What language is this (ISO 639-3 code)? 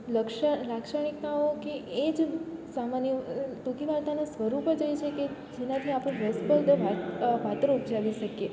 guj